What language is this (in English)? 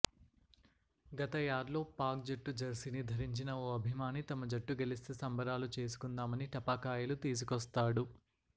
Telugu